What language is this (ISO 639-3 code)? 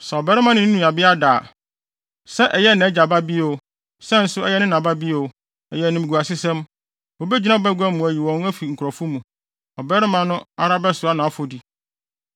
aka